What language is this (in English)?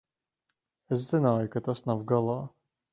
Latvian